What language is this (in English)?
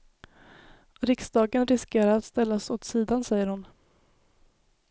Swedish